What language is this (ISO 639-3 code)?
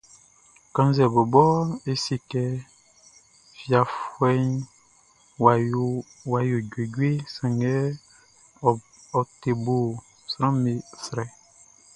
bci